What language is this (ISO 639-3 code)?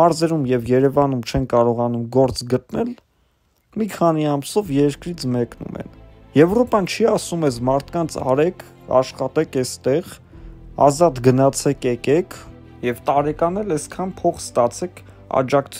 ron